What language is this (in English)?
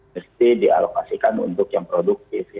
Indonesian